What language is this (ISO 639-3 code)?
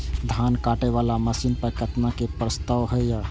mai